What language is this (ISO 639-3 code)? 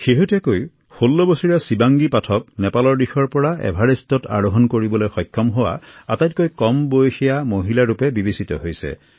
asm